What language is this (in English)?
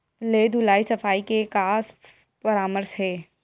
Chhattisgarhi